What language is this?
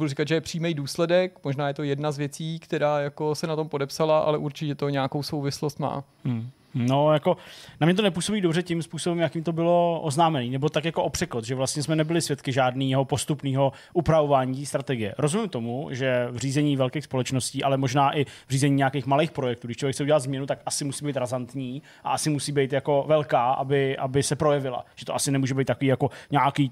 Czech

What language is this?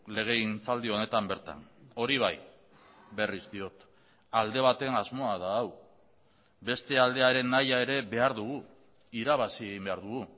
Basque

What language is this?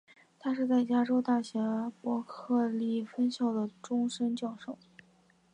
Chinese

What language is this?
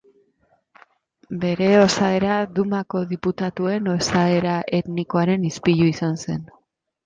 Basque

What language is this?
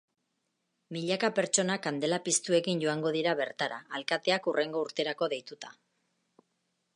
Basque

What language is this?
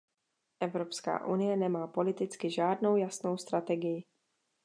Czech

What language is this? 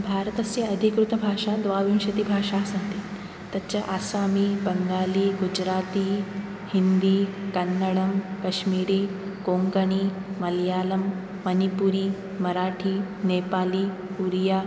Sanskrit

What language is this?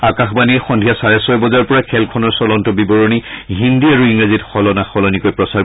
Assamese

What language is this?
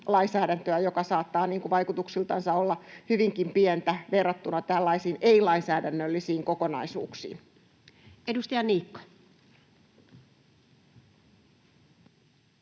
Finnish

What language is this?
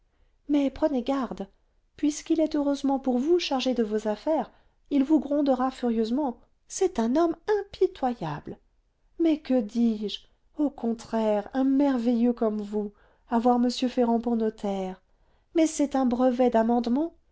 French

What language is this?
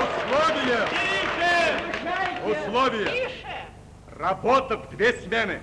Russian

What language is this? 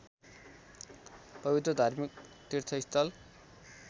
Nepali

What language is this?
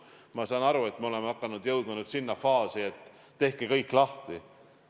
Estonian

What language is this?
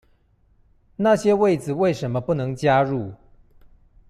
Chinese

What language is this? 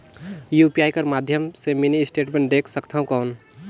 Chhattisgarhi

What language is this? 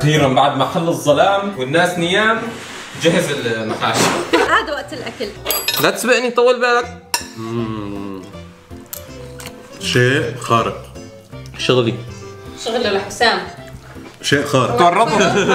Arabic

